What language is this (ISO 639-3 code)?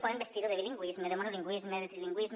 cat